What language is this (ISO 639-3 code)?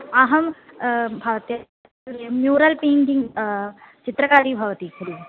san